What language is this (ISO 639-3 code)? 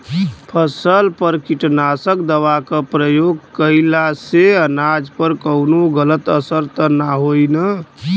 bho